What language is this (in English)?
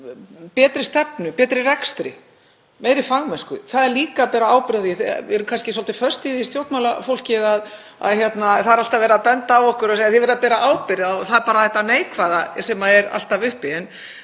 Icelandic